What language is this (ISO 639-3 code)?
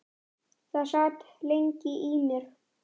isl